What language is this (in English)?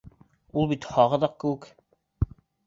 Bashkir